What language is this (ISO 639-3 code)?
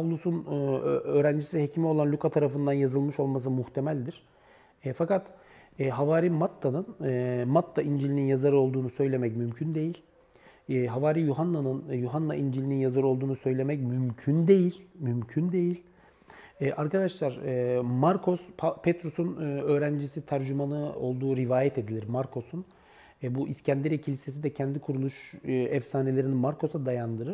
tur